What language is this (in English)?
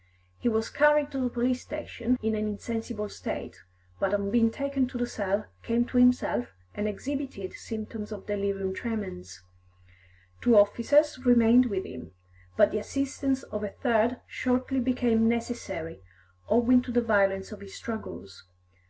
English